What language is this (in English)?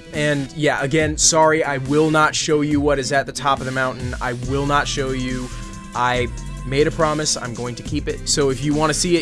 English